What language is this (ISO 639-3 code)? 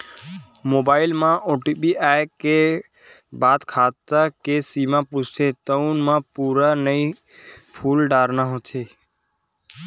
hne